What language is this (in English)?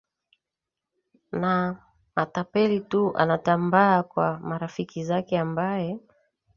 Swahili